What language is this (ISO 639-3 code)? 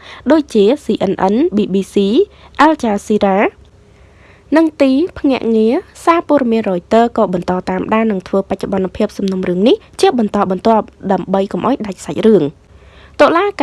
vie